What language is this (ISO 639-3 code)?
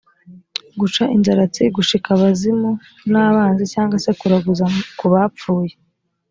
kin